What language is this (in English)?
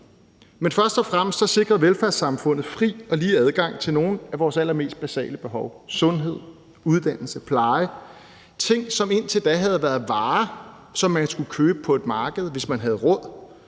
Danish